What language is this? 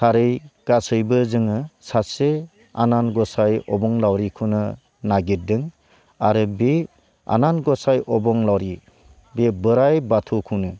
Bodo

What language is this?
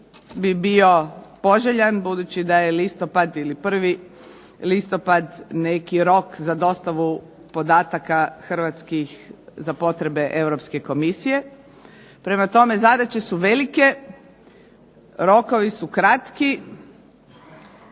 Croatian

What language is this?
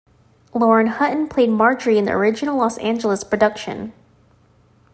English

